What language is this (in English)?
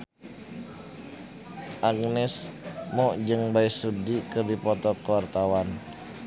Sundanese